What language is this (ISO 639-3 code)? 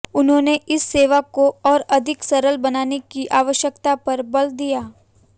hin